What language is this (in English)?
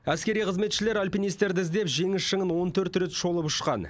Kazakh